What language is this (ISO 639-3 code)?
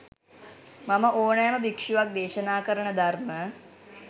sin